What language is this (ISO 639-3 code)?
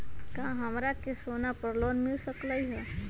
mag